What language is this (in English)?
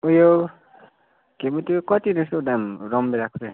Nepali